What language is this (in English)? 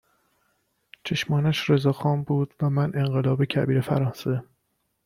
Persian